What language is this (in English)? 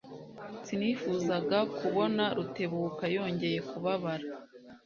Kinyarwanda